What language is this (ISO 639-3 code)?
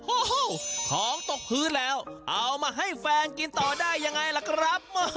tha